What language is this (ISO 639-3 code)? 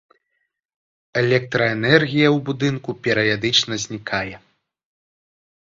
bel